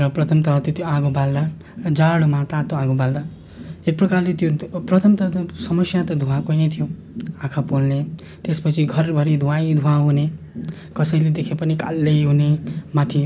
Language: Nepali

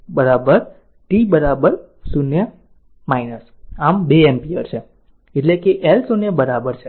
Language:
Gujarati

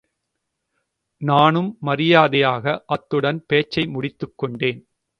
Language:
Tamil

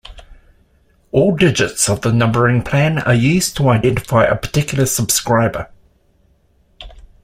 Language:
English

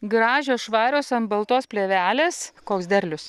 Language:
Lithuanian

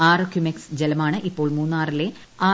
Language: Malayalam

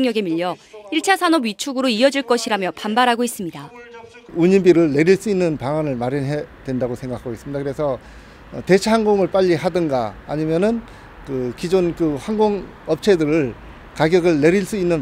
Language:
Korean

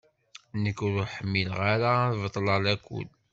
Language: Kabyle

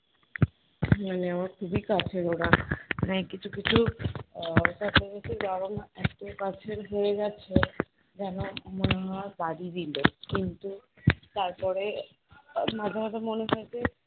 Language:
Bangla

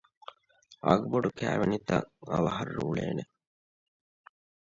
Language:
Divehi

